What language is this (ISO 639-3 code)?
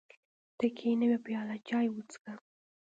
pus